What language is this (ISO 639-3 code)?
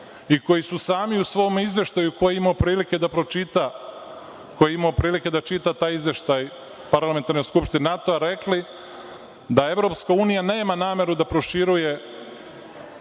srp